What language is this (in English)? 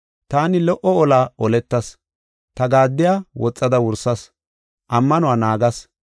Gofa